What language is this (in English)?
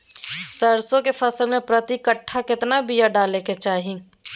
Magahi